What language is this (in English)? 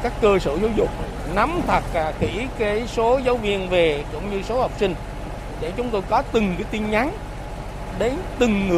Vietnamese